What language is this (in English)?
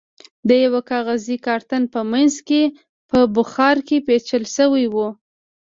Pashto